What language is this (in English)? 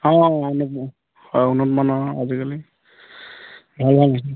Assamese